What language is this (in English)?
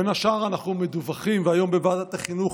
Hebrew